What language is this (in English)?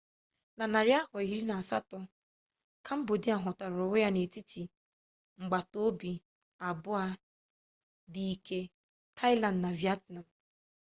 Igbo